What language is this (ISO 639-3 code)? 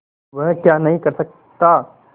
hin